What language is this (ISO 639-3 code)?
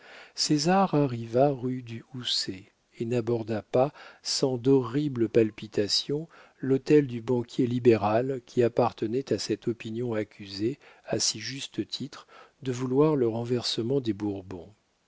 fra